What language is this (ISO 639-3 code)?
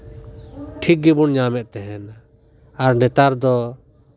sat